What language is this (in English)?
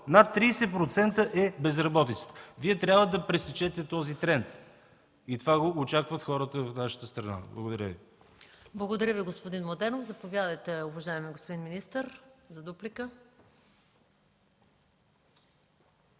Bulgarian